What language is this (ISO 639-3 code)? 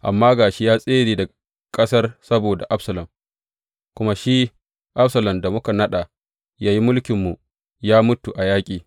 hau